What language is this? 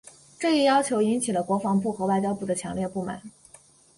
Chinese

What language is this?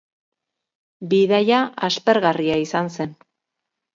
Basque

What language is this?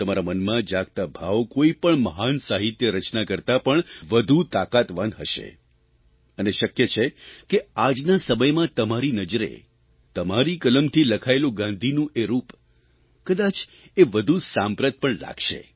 Gujarati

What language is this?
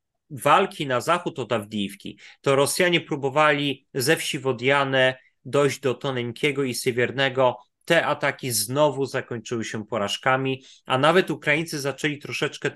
Polish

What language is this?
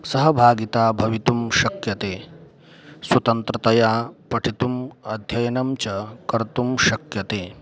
Sanskrit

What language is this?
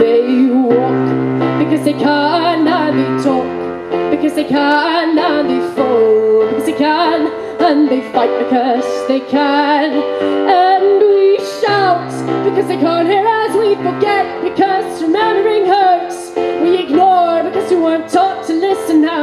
English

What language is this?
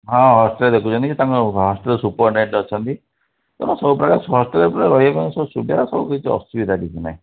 Odia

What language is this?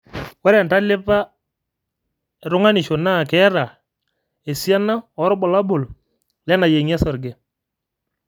Masai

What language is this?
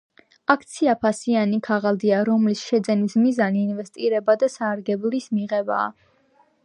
Georgian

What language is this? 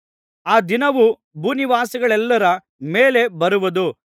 Kannada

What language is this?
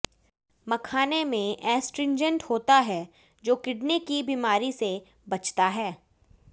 Hindi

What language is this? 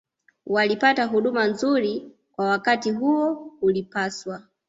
Swahili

